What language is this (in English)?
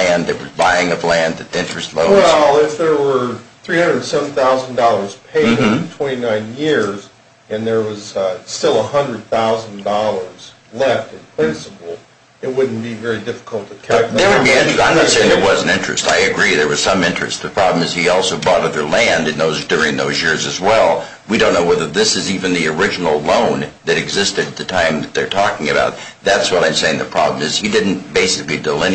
English